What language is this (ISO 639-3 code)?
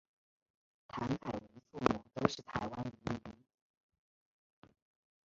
zho